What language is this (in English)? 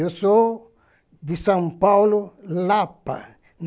Portuguese